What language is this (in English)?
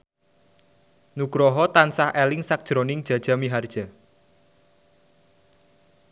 Javanese